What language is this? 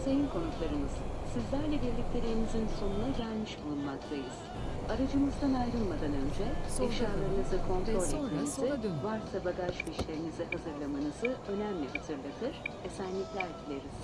Turkish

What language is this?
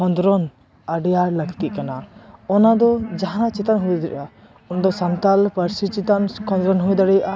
Santali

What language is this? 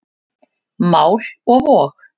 Icelandic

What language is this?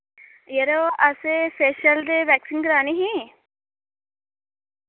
Dogri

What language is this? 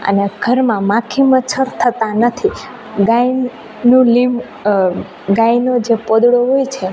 Gujarati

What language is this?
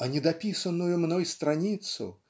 Russian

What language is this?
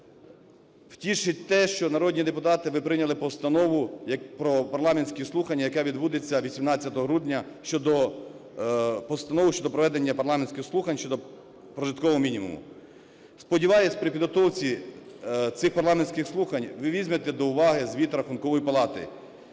Ukrainian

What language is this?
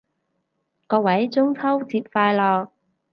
Cantonese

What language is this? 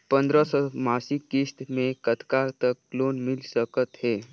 Chhattisgarhi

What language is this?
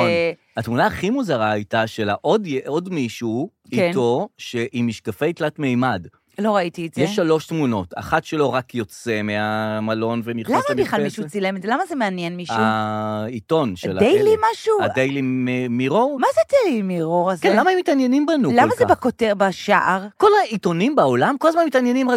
Hebrew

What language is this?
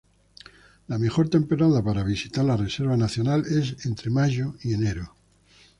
Spanish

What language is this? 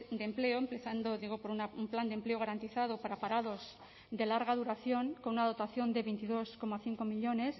Spanish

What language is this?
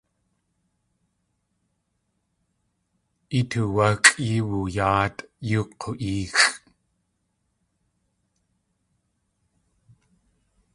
Tlingit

